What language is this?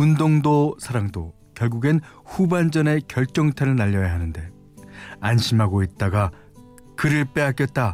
Korean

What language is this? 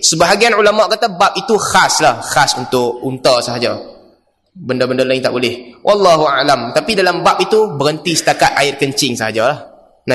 Malay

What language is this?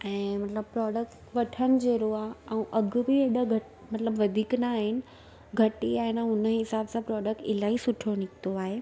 Sindhi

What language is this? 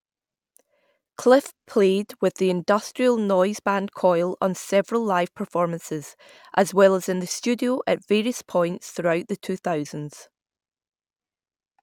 English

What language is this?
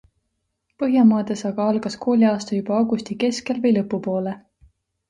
Estonian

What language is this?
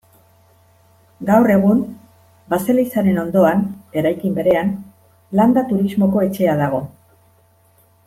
Basque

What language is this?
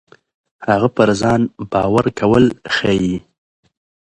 Pashto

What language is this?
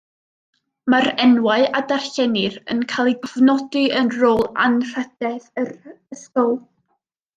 Welsh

